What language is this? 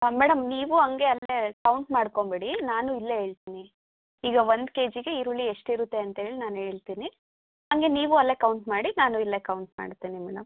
Kannada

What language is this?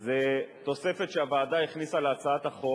Hebrew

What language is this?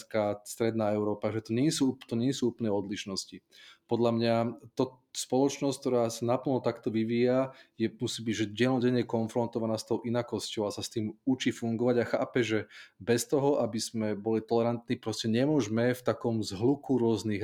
Slovak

